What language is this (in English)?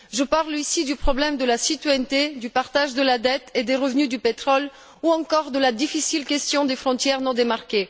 French